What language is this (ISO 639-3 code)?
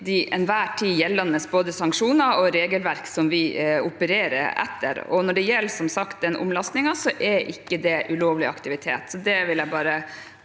nor